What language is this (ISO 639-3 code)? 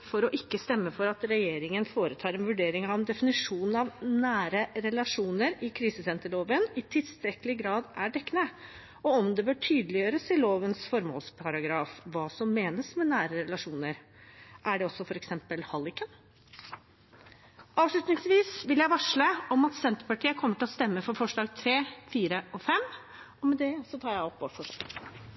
nob